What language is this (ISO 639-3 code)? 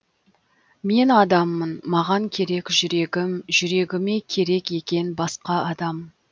kaz